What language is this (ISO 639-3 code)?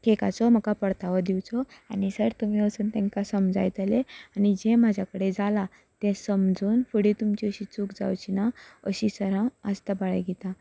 kok